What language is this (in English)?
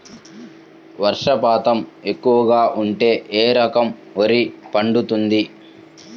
Telugu